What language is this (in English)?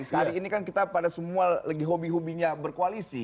Indonesian